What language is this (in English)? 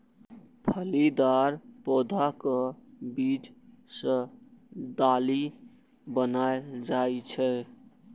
Maithili